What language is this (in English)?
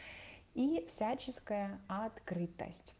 Russian